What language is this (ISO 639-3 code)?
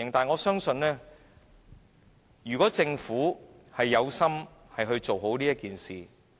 yue